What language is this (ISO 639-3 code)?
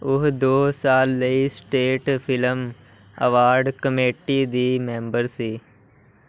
pan